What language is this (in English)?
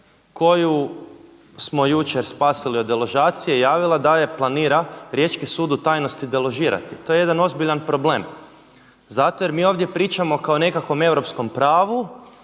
Croatian